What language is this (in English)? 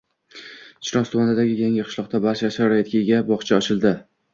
Uzbek